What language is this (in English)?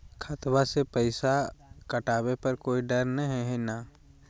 Magahi